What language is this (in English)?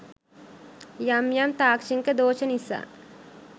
Sinhala